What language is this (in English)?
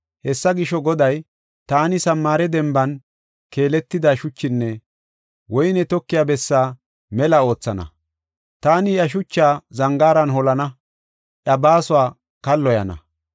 Gofa